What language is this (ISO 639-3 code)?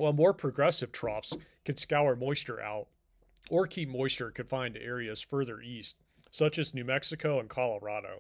eng